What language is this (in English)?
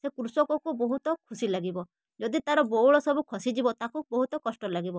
Odia